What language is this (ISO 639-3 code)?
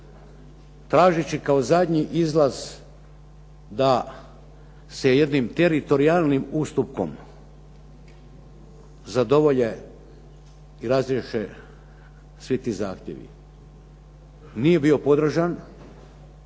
hrv